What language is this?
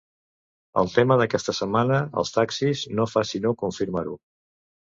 Catalan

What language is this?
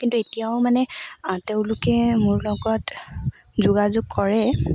Assamese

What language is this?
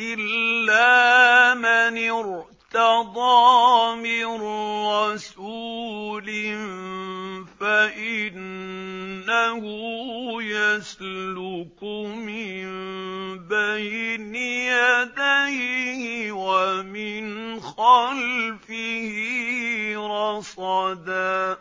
Arabic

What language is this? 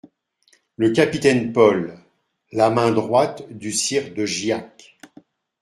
French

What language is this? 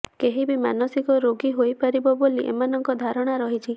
Odia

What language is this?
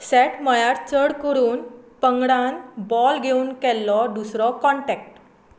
Konkani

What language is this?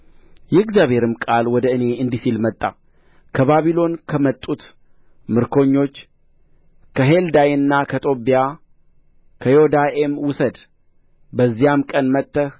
Amharic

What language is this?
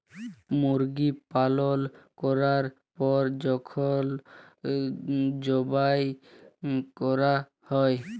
Bangla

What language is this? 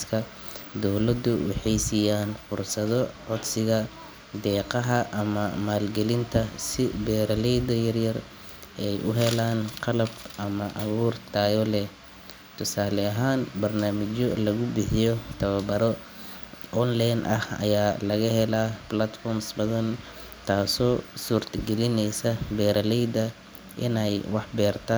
Somali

